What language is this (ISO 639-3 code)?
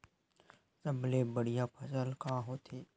hne